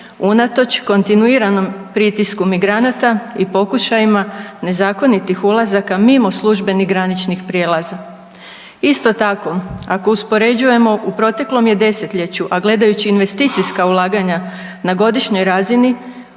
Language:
Croatian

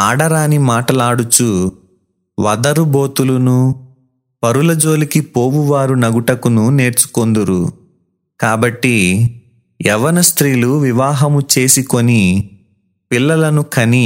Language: Telugu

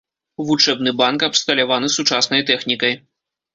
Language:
Belarusian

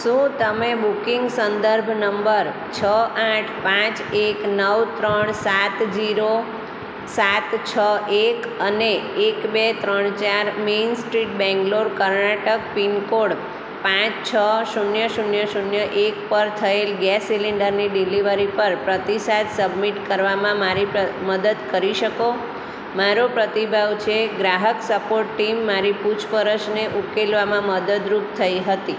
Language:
Gujarati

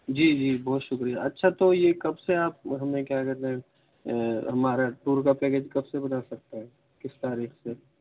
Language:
Urdu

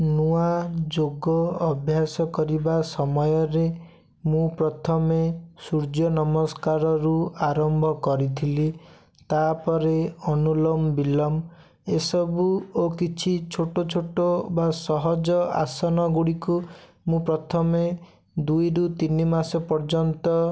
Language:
Odia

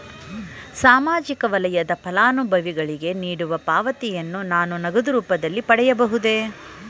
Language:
Kannada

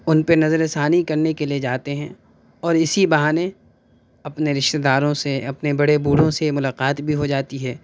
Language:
Urdu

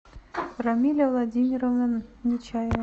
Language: Russian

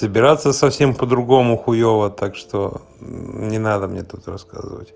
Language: Russian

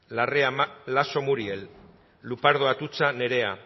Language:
Basque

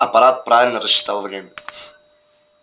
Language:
Russian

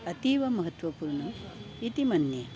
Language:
Sanskrit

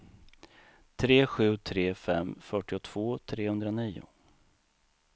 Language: Swedish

